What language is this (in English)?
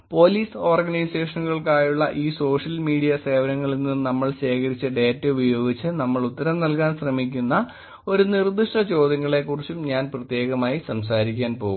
Malayalam